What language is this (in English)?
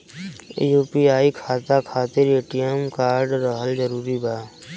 Bhojpuri